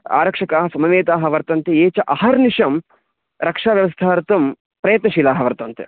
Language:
Sanskrit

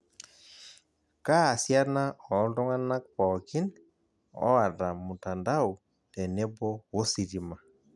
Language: Masai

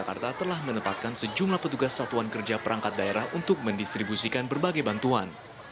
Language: Indonesian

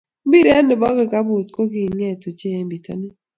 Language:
Kalenjin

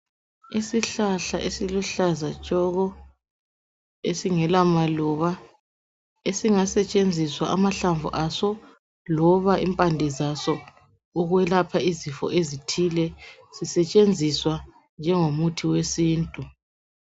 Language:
North Ndebele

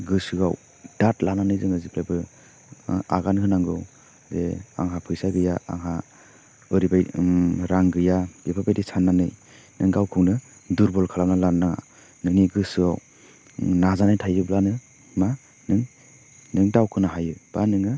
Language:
Bodo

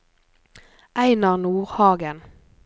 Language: Norwegian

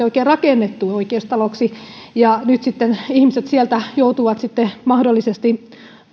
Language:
Finnish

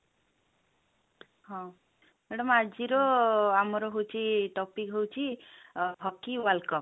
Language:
Odia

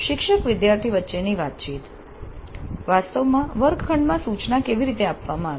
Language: Gujarati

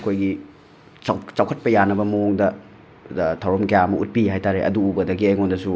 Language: Manipuri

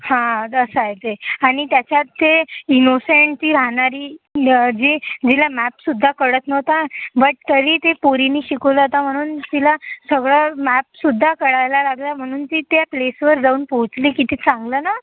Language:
Marathi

